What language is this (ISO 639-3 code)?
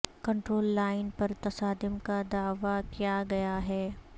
urd